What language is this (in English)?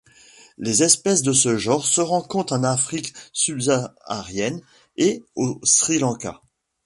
French